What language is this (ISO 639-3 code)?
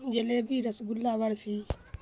urd